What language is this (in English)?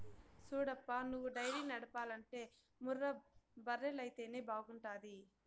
Telugu